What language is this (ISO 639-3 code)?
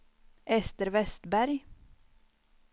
swe